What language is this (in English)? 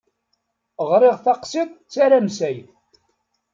Kabyle